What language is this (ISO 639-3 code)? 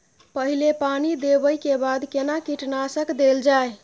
mai